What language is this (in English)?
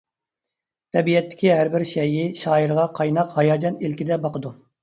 Uyghur